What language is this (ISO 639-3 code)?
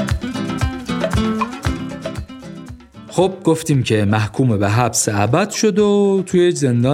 fas